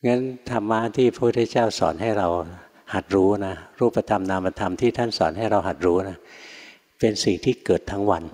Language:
Thai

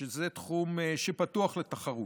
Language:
Hebrew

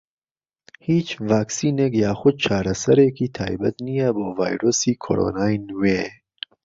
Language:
Central Kurdish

